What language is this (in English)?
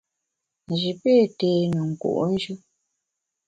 Bamun